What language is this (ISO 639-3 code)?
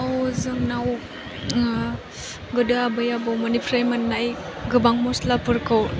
brx